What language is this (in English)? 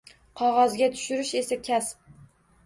Uzbek